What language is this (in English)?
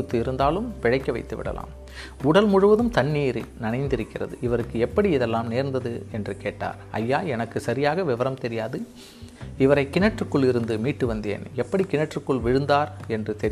Tamil